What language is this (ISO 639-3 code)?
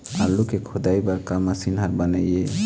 hne